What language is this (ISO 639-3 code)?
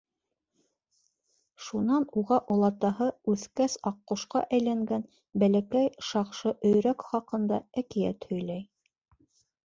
bak